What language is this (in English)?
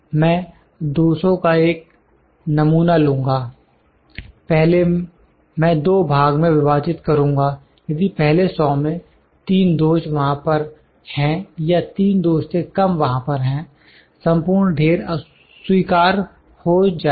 Hindi